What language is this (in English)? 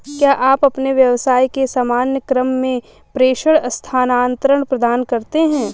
Hindi